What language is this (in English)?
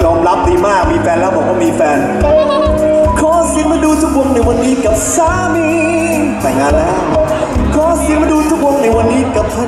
Greek